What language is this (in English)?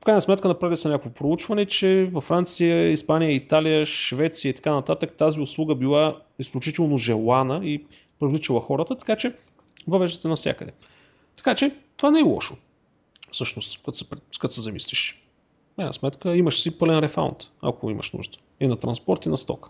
Bulgarian